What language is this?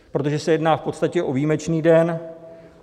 Czech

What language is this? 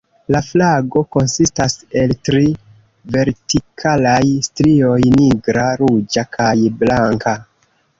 Esperanto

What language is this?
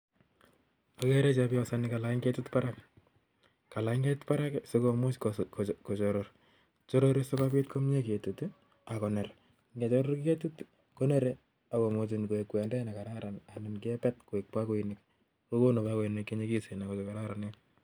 Kalenjin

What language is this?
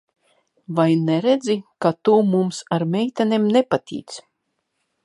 Latvian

